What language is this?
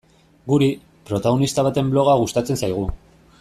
Basque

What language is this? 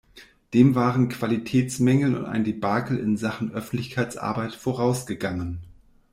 German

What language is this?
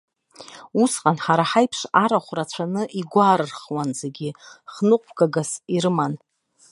Abkhazian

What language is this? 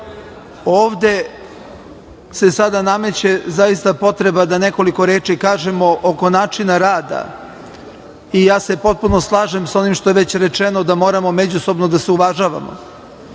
Serbian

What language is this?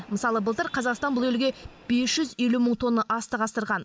Kazakh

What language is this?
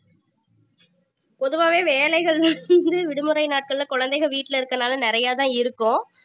Tamil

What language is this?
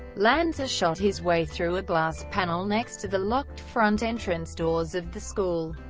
English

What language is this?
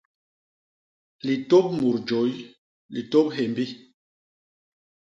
Basaa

